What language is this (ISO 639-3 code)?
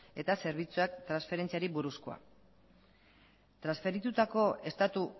eus